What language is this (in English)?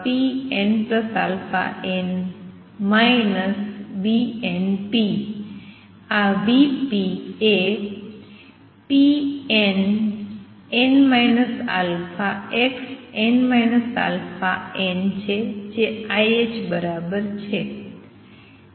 Gujarati